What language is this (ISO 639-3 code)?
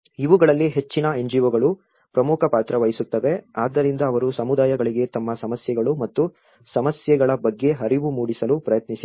kan